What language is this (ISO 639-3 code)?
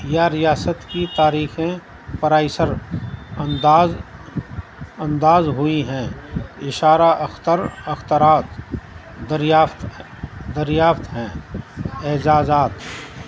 urd